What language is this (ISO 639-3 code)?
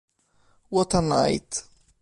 ita